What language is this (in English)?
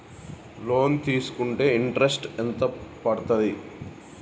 Telugu